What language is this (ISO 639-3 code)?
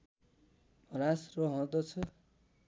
nep